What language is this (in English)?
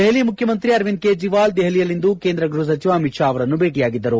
Kannada